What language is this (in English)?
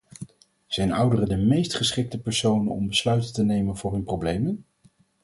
Dutch